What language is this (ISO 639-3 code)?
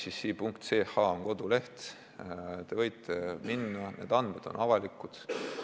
est